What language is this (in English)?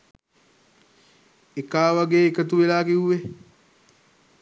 Sinhala